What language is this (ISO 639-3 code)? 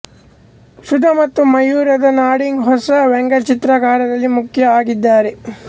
kan